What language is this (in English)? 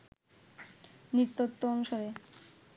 Bangla